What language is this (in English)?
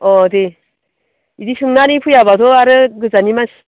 Bodo